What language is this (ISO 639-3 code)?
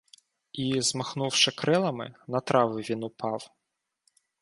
ukr